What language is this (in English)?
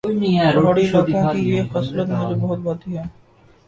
Urdu